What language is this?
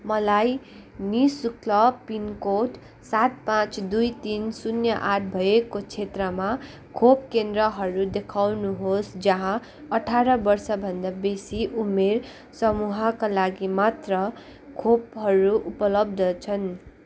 Nepali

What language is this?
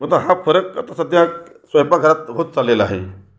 Marathi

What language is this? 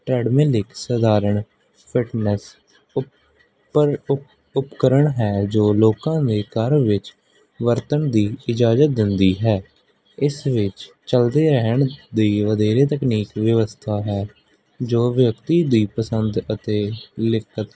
Punjabi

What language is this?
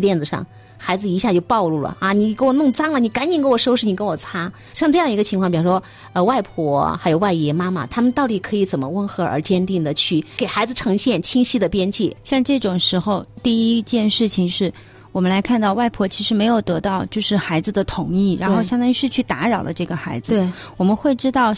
Chinese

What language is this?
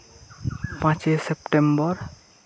Santali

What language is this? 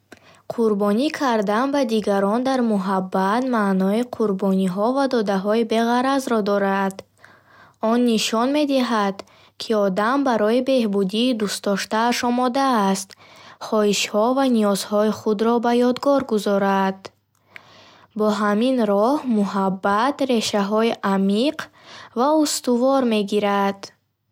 Bukharic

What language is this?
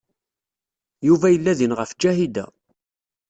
Kabyle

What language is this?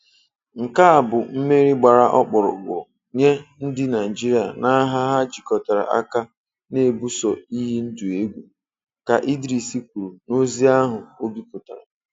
Igbo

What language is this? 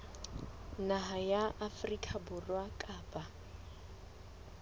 Southern Sotho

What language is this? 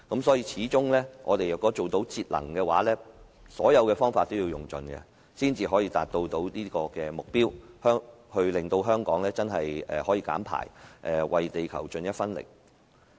Cantonese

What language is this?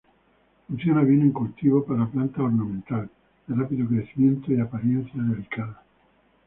Spanish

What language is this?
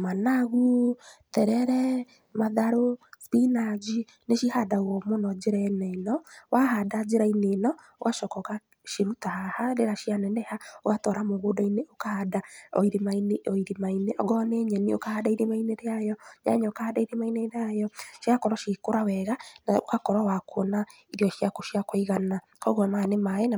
Kikuyu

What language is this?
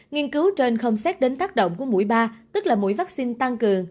Vietnamese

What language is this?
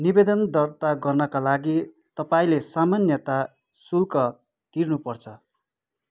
Nepali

